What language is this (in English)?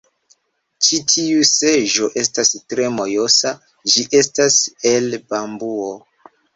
Esperanto